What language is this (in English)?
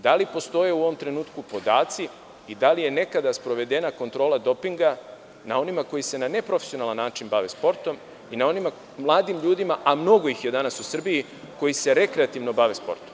Serbian